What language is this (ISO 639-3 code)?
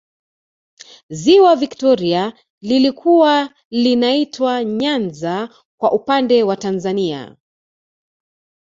swa